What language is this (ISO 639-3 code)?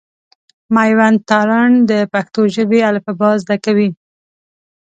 pus